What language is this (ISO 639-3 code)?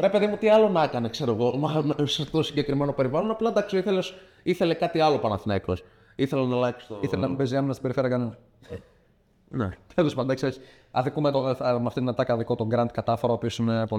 ell